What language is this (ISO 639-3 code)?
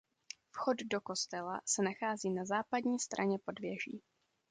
ces